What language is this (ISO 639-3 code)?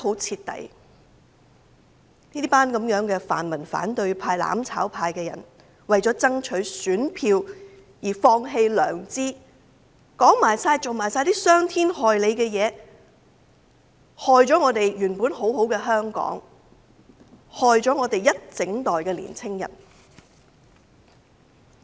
yue